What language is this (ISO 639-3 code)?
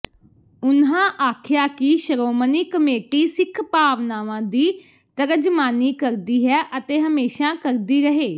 pan